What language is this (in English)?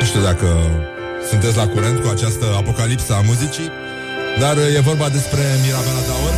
Romanian